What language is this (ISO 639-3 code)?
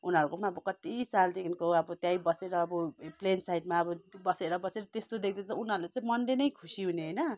nep